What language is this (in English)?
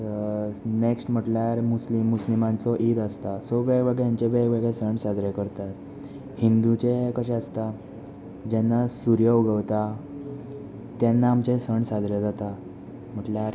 Konkani